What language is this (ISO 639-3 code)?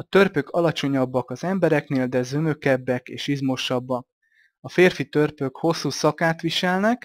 hun